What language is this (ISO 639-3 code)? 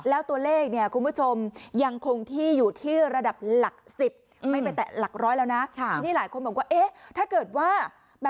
tha